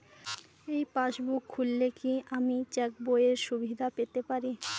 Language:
Bangla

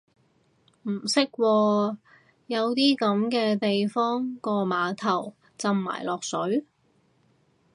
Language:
Cantonese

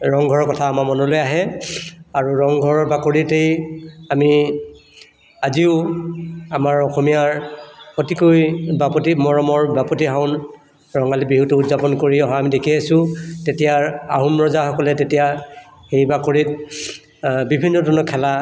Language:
Assamese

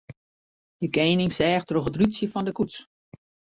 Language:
Western Frisian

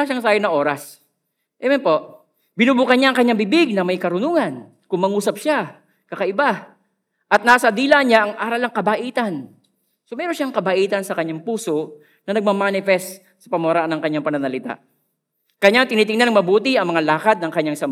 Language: Filipino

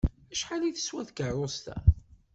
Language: Kabyle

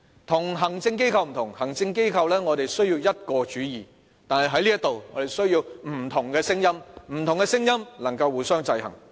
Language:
Cantonese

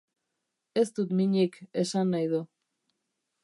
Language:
Basque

